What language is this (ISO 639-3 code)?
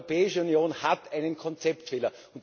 deu